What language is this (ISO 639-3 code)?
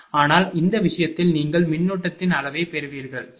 tam